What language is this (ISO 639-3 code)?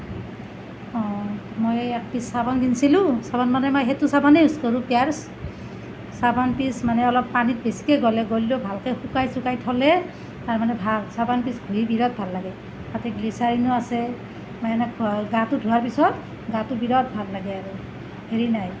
asm